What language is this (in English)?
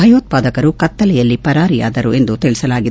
Kannada